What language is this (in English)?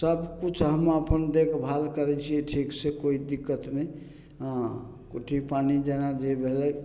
Maithili